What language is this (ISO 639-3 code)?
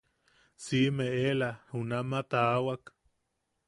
yaq